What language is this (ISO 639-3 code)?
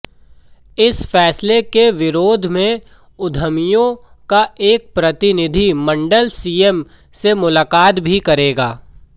hin